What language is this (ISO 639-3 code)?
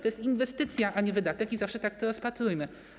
pol